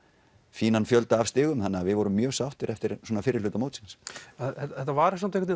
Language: Icelandic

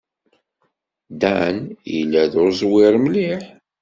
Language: Kabyle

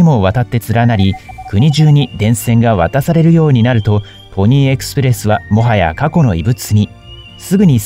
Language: Japanese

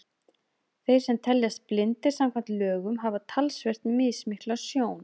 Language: Icelandic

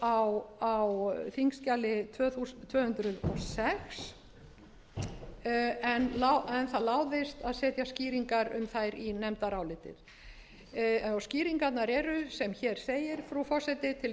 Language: Icelandic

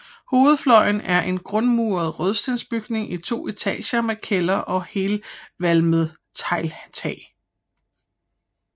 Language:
Danish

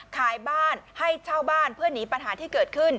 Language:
Thai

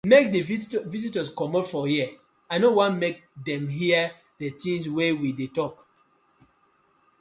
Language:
Nigerian Pidgin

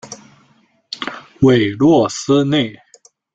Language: Chinese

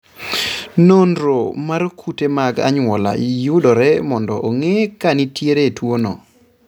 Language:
Luo (Kenya and Tanzania)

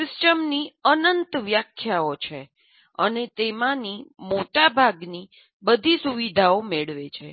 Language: Gujarati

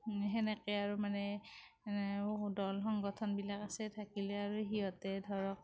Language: Assamese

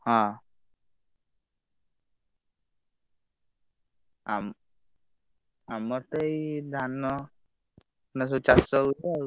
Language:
Odia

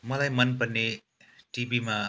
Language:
Nepali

